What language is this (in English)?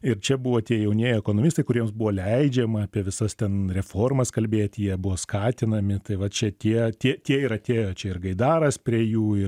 Lithuanian